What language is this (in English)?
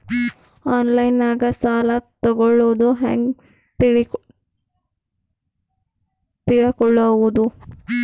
Kannada